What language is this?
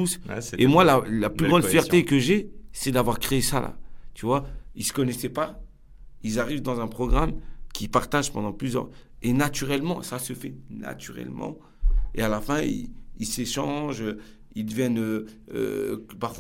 French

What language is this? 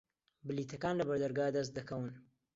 Central Kurdish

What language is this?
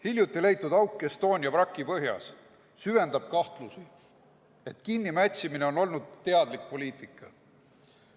Estonian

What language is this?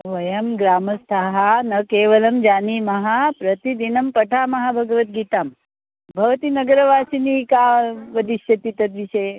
Sanskrit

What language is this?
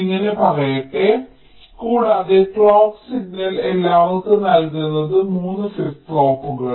Malayalam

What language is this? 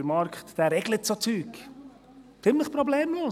Swiss German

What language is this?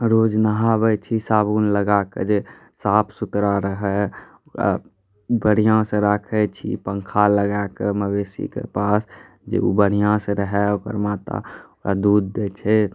Maithili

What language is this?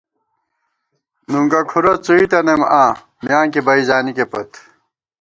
Gawar-Bati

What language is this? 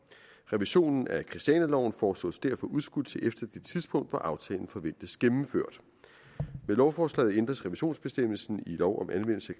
Danish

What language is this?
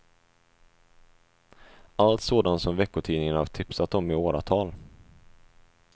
Swedish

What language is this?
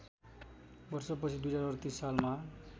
Nepali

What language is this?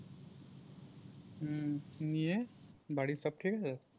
Bangla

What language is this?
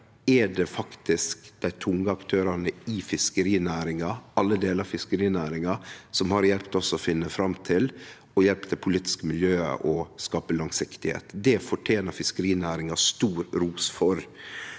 Norwegian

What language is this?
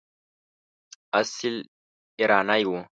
Pashto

